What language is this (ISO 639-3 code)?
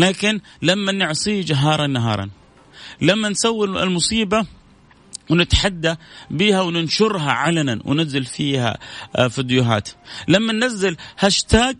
ara